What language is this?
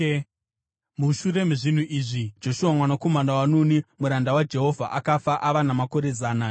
Shona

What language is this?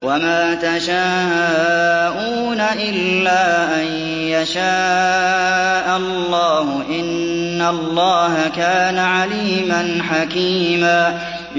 Arabic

